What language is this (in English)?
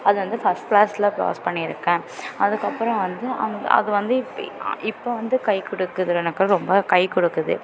Tamil